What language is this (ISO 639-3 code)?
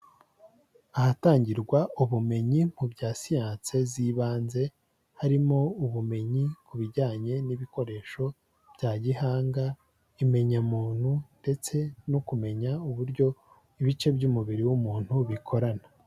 kin